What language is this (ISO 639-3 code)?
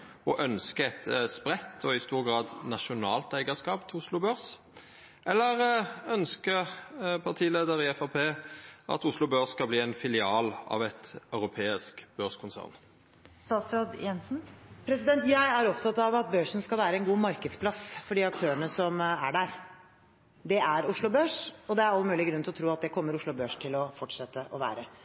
nor